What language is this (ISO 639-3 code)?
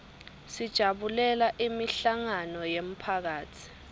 ssw